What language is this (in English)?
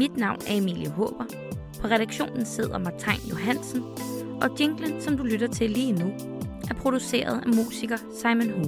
Danish